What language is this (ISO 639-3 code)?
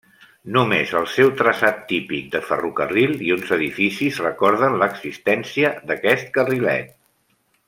cat